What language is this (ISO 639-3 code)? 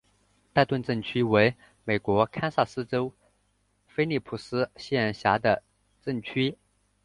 zho